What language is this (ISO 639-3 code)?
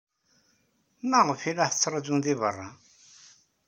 kab